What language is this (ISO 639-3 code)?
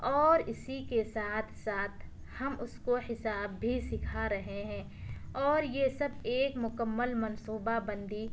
urd